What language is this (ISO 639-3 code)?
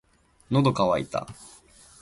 jpn